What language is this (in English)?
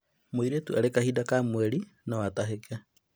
Kikuyu